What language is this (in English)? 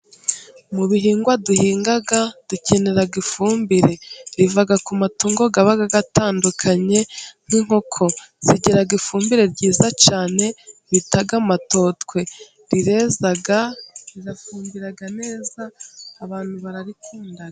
Kinyarwanda